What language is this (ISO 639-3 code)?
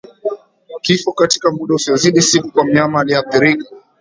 swa